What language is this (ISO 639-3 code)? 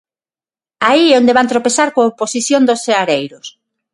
glg